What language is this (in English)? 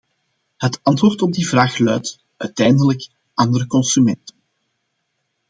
Dutch